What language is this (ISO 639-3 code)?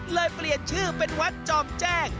tha